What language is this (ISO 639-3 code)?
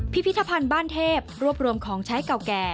tha